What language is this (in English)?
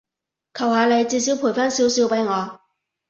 Cantonese